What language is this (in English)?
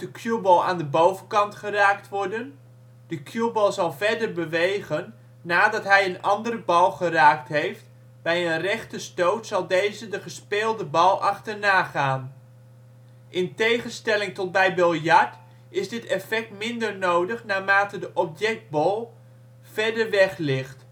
Dutch